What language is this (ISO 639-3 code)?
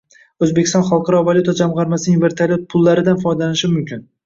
uzb